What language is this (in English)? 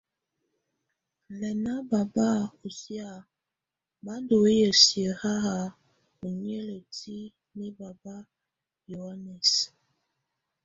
Tunen